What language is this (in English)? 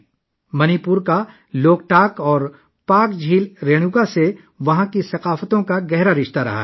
Urdu